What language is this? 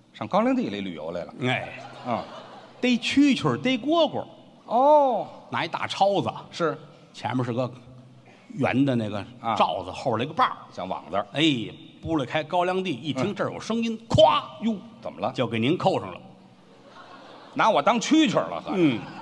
Chinese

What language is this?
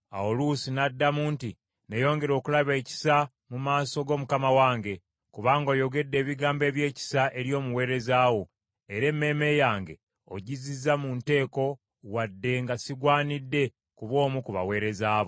Ganda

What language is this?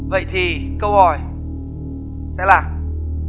Vietnamese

